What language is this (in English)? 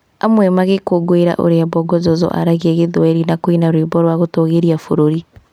Kikuyu